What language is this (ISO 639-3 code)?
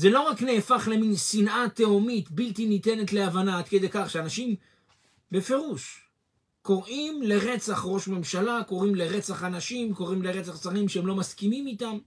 heb